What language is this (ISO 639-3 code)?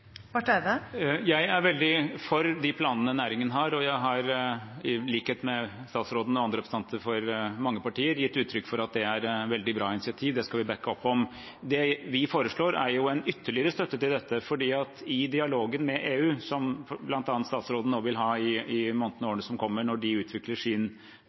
nob